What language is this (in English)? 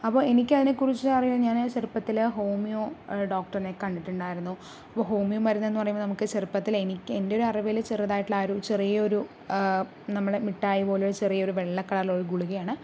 Malayalam